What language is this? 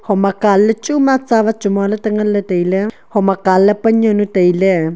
Wancho Naga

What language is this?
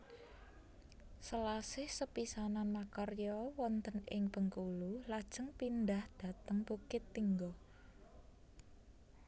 Javanese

